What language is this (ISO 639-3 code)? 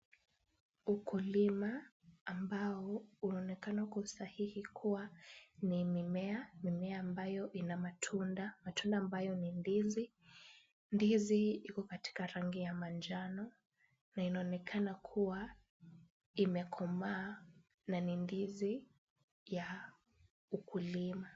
swa